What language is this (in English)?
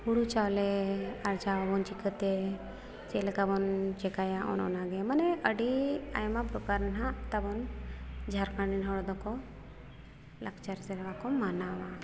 Santali